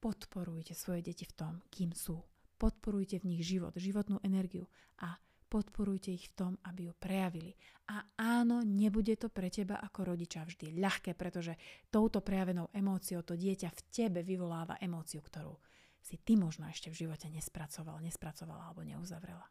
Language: Slovak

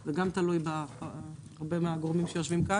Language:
Hebrew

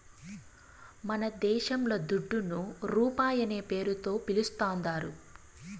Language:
Telugu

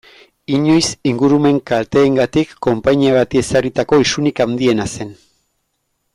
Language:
Basque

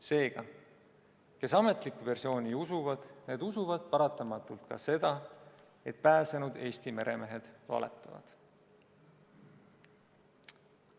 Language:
Estonian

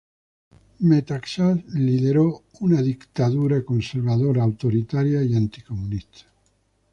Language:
Spanish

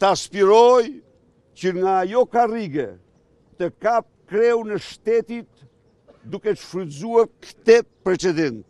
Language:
Romanian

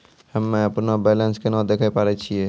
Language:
Maithili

